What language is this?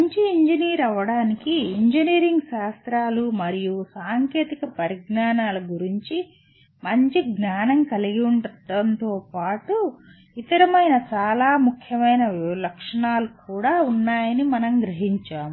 Telugu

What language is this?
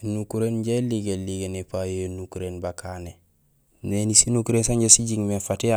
Gusilay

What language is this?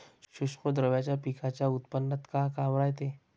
Marathi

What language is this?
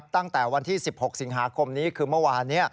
Thai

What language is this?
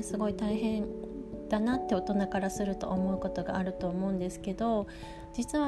Japanese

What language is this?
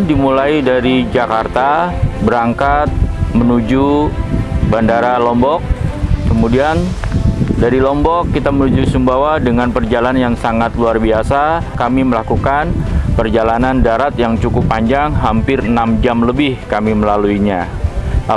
Indonesian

